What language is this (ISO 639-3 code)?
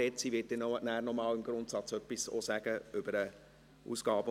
gsw